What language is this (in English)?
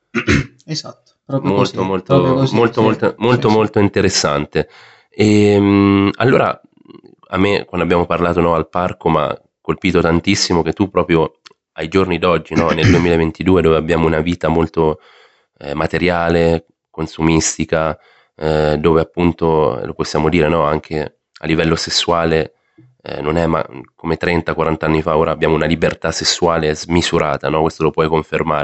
Italian